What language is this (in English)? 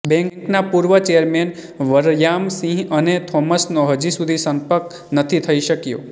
Gujarati